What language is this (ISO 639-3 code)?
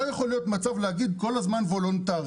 heb